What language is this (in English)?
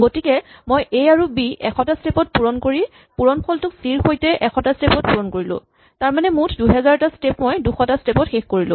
Assamese